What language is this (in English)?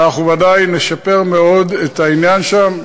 Hebrew